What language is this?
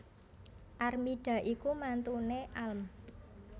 Javanese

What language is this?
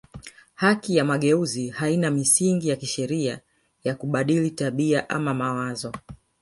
Swahili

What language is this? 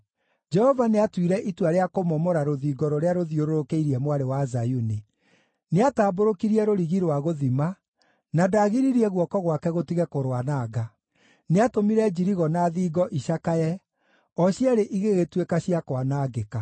Kikuyu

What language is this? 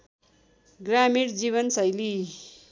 Nepali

